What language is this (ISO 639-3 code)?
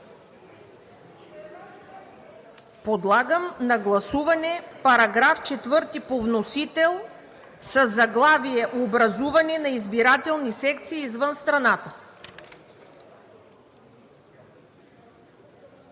bul